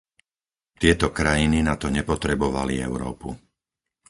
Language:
Slovak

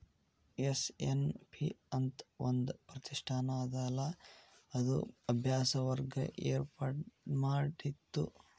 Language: Kannada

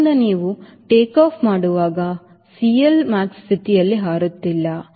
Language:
Kannada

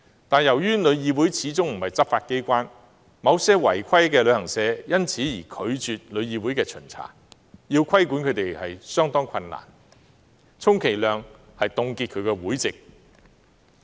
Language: Cantonese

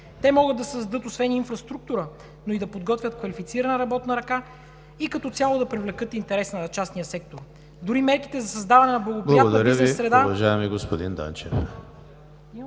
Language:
Bulgarian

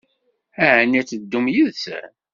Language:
Kabyle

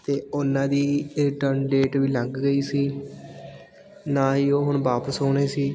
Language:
Punjabi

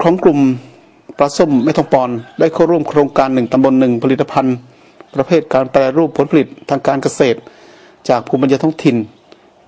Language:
Thai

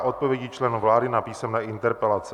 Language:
Czech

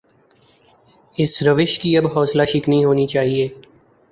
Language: Urdu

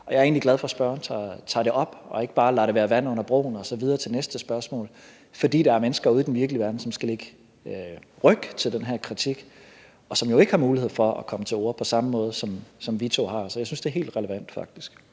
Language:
Danish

